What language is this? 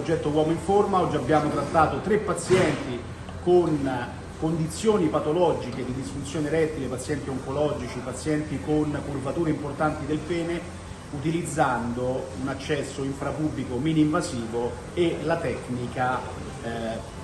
Italian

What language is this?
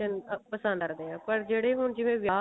Punjabi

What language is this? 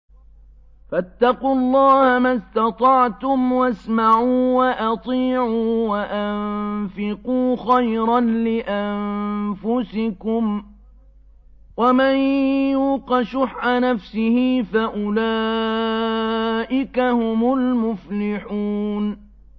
Arabic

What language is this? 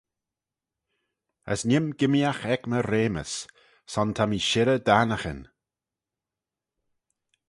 Manx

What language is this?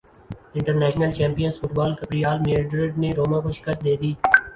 Urdu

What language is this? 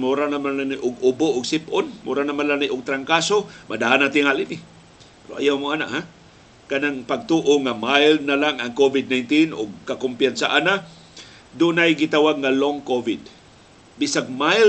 Filipino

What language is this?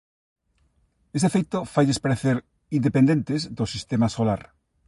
Galician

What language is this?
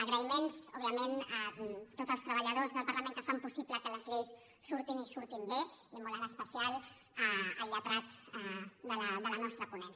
Catalan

